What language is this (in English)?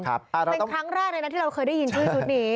Thai